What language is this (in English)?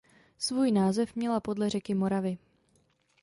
Czech